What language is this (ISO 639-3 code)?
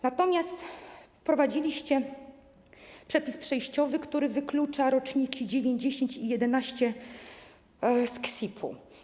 pol